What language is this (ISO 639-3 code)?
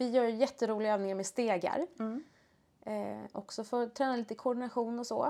swe